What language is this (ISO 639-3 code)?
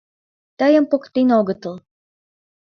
chm